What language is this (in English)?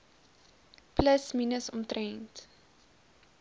Afrikaans